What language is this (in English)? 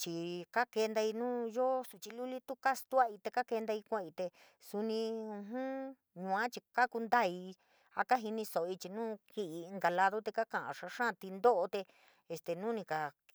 San Miguel El Grande Mixtec